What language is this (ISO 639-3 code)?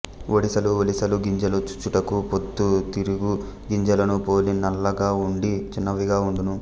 tel